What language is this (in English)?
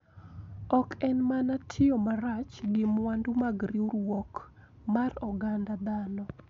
Luo (Kenya and Tanzania)